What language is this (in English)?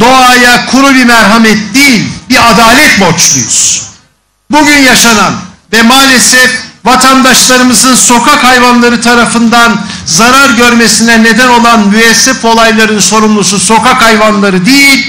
Turkish